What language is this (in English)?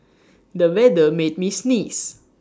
English